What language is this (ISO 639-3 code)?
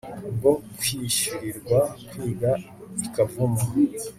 kin